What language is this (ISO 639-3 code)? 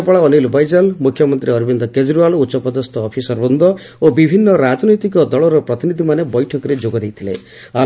ori